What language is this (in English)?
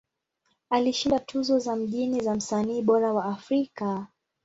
Swahili